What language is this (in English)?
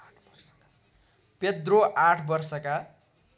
Nepali